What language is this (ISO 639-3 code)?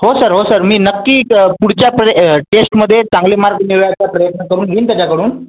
mar